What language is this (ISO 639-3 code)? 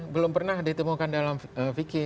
ind